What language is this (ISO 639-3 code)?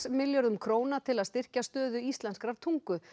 isl